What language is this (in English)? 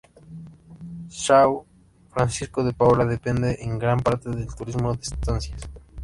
Spanish